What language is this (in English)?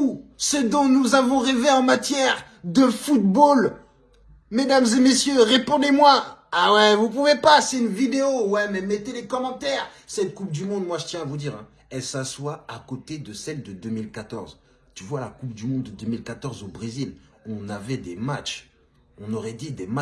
French